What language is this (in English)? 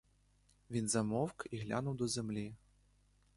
Ukrainian